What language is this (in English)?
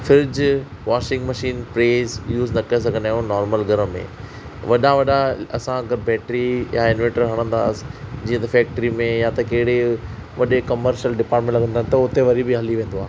Sindhi